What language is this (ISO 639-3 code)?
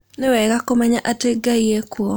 kik